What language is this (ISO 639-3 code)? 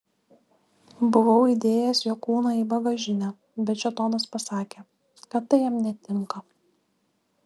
lit